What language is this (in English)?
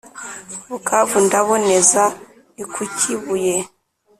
Kinyarwanda